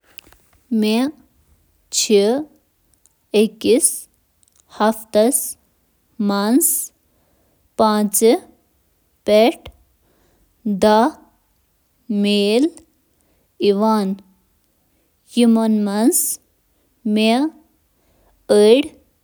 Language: Kashmiri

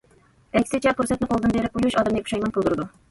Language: Uyghur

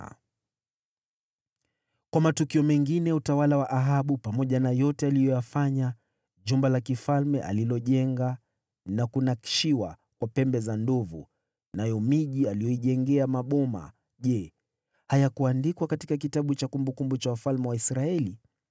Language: Swahili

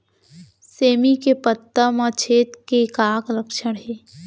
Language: Chhattisgarhi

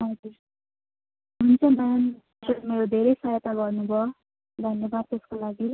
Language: Nepali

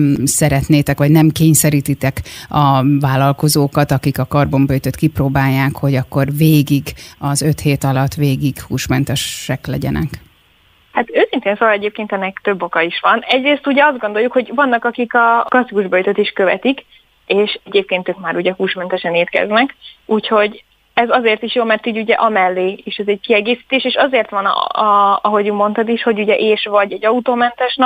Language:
Hungarian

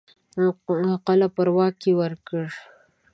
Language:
Pashto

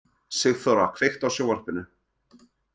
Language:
Icelandic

